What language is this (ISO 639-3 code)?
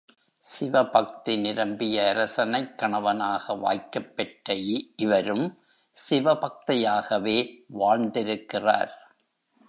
tam